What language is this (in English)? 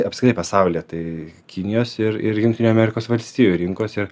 Lithuanian